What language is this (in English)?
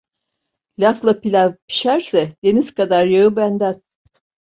Turkish